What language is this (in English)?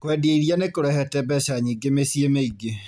Kikuyu